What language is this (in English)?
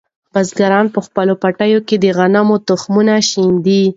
Pashto